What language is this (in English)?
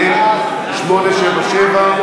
Hebrew